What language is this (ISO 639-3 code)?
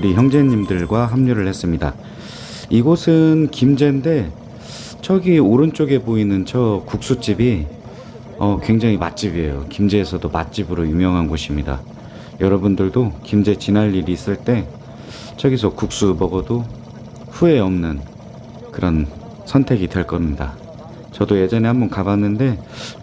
kor